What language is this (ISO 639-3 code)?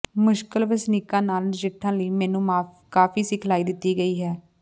pan